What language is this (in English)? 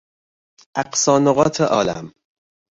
Persian